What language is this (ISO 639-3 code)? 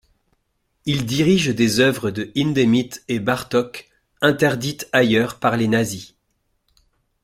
fra